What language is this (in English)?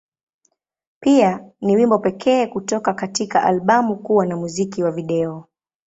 Swahili